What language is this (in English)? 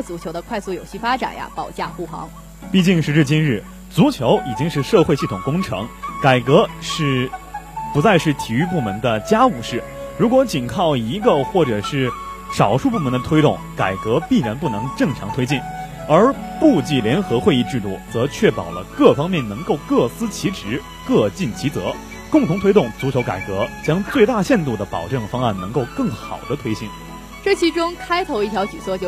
Chinese